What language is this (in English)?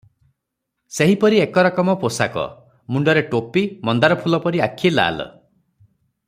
Odia